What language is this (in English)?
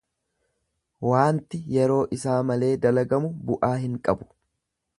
Oromo